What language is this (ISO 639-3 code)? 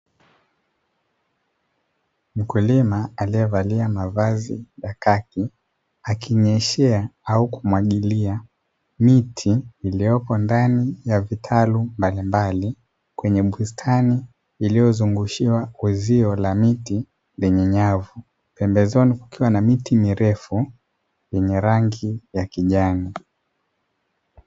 swa